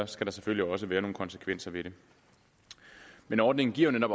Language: Danish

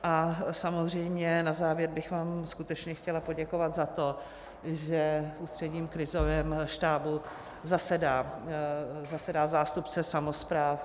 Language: Czech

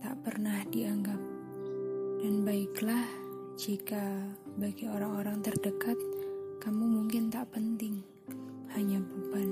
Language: Indonesian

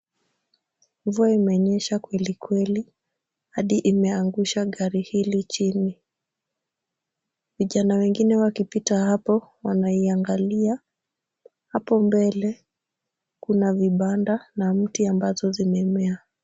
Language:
Swahili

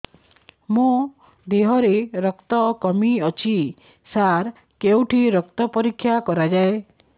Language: Odia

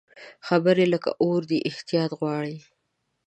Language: Pashto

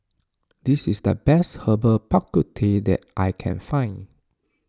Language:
English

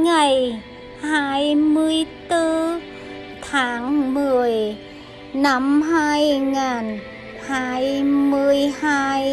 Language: Vietnamese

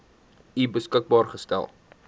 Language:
Afrikaans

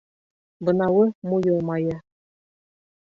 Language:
Bashkir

